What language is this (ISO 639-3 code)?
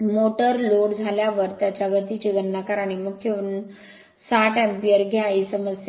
mar